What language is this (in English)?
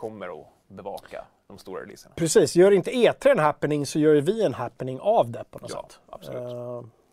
Swedish